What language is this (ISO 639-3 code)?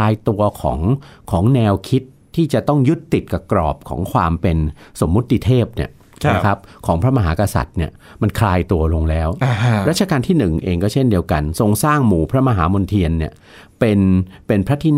tha